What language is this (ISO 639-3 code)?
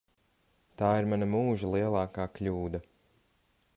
lav